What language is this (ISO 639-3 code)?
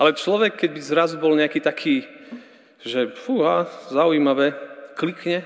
slk